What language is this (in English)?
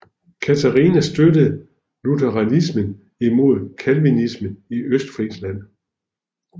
Danish